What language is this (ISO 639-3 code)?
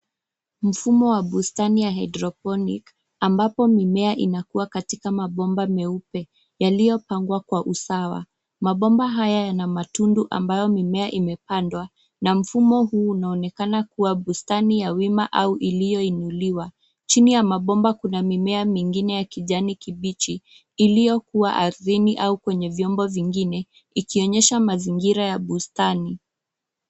swa